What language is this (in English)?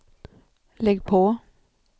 Swedish